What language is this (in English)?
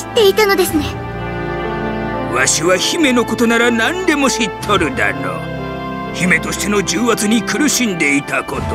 Japanese